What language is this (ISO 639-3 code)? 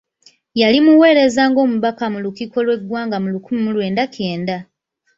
lug